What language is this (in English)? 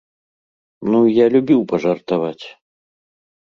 Belarusian